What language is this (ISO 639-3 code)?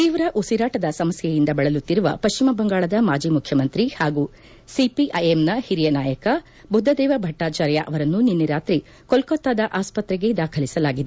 kan